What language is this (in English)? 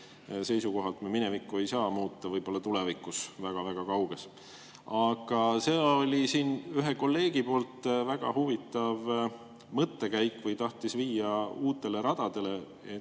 Estonian